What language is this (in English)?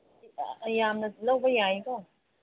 Manipuri